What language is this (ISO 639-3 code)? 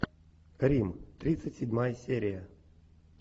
rus